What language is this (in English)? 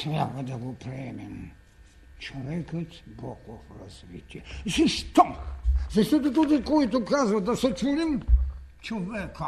Bulgarian